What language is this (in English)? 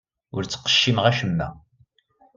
Kabyle